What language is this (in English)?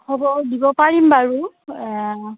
Assamese